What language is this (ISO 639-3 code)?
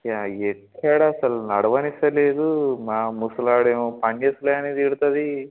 tel